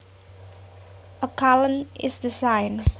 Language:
Javanese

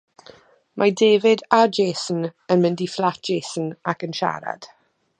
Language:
Welsh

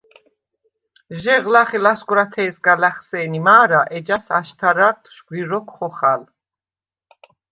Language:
Svan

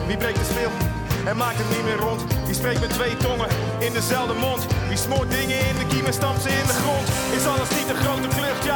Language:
Dutch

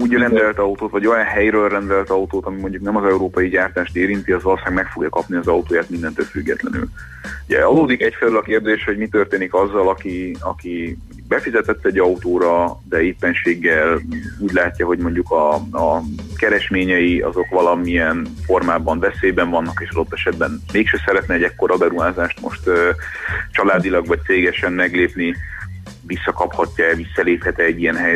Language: Hungarian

